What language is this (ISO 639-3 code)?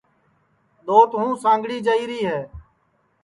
ssi